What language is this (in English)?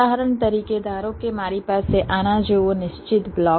Gujarati